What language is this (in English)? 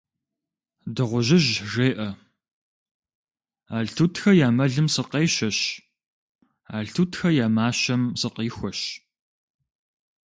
Kabardian